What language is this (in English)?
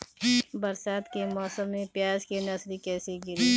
Bhojpuri